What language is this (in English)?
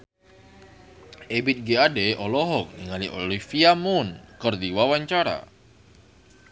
Sundanese